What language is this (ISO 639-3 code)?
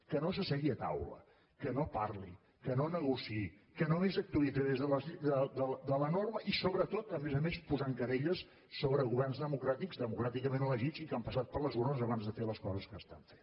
cat